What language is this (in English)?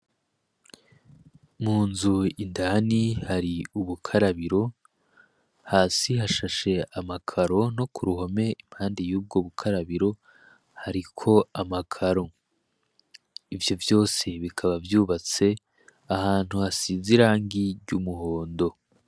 Rundi